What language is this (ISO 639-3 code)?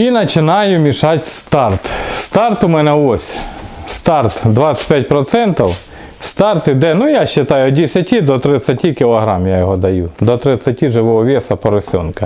rus